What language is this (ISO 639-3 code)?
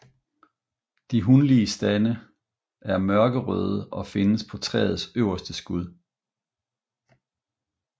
dan